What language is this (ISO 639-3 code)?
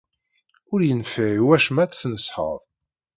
kab